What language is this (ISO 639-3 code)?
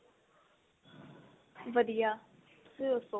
pan